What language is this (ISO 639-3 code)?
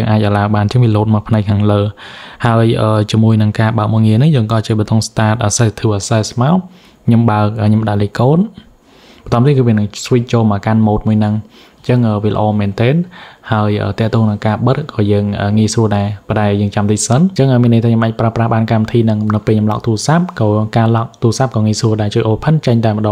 vie